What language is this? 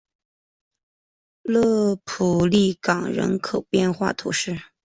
Chinese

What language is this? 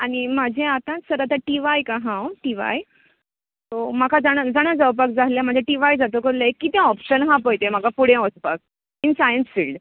Konkani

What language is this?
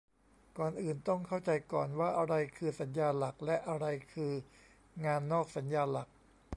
Thai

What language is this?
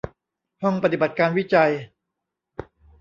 Thai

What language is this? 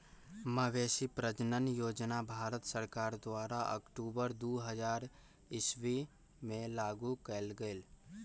Magahi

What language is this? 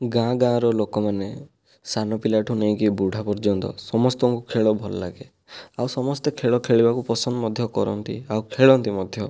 Odia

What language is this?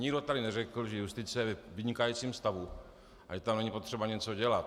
Czech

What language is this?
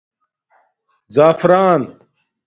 Domaaki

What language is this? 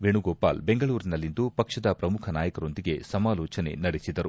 Kannada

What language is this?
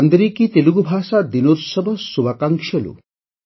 Odia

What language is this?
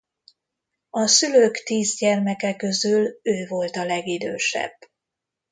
Hungarian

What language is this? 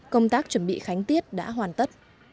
Vietnamese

